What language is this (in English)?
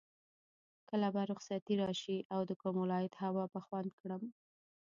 Pashto